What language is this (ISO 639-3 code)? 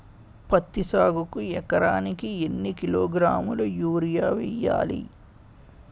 tel